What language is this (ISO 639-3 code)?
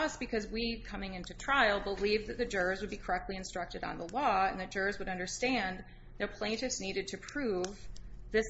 eng